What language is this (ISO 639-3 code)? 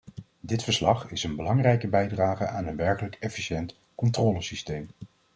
nld